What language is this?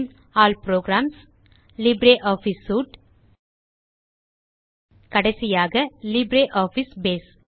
Tamil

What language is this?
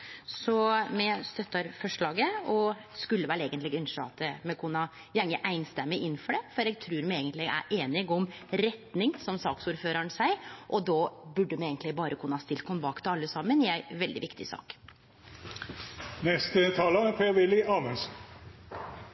Norwegian Nynorsk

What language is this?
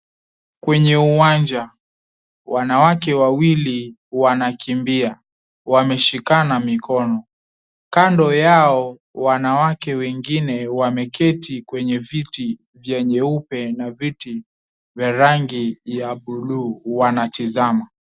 Swahili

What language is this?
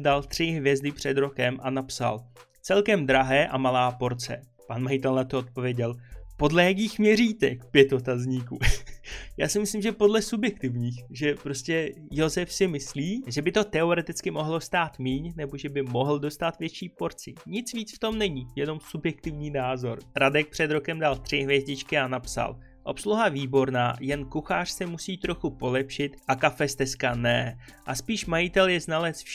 Czech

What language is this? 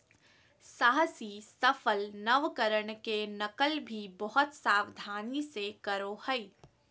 Magahi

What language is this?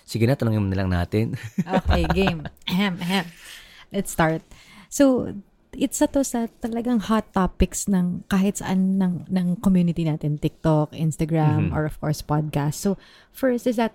Filipino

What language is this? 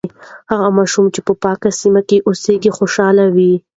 Pashto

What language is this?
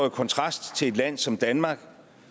Danish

